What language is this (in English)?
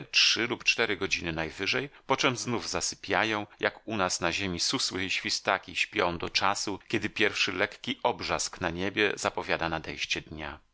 Polish